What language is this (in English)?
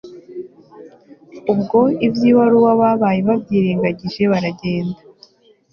Kinyarwanda